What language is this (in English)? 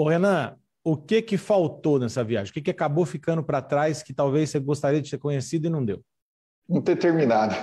Portuguese